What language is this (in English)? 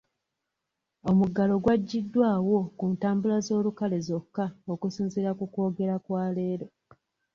Ganda